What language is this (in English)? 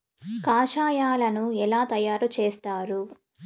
Telugu